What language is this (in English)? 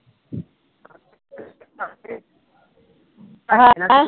Punjabi